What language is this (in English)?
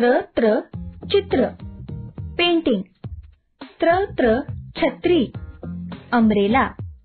Romanian